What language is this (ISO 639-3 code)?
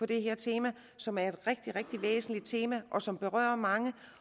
dan